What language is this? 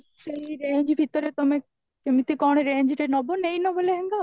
Odia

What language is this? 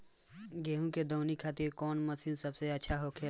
Bhojpuri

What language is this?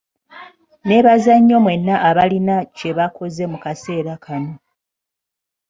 Ganda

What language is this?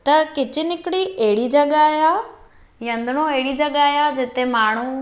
Sindhi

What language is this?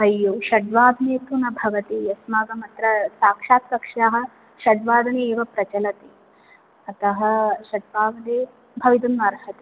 Sanskrit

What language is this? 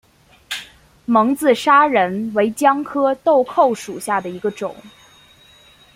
Chinese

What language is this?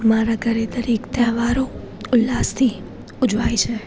Gujarati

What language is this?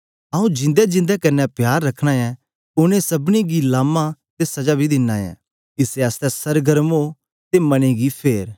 Dogri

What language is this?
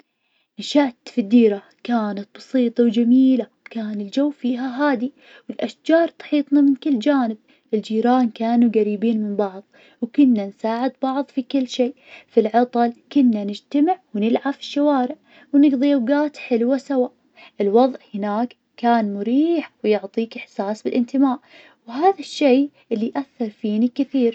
Najdi Arabic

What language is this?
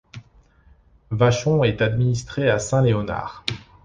French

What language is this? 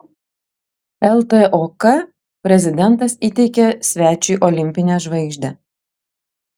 Lithuanian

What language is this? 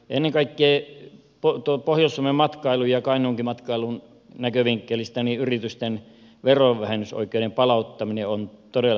Finnish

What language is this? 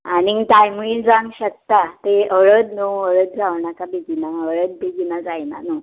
Konkani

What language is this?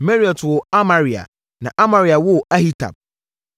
Akan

